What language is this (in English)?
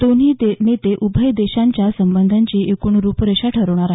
Marathi